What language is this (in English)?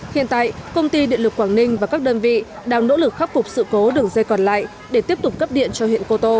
Vietnamese